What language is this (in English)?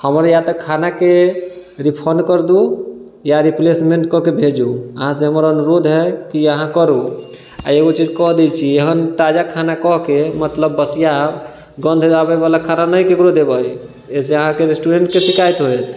Maithili